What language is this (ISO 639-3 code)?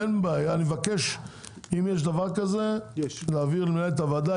heb